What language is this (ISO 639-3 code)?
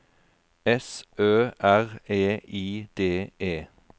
nor